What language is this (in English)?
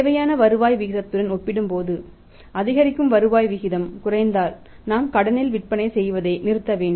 Tamil